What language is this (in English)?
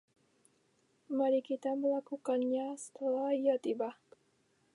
Indonesian